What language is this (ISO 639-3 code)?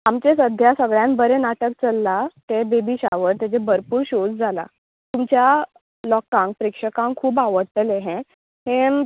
kok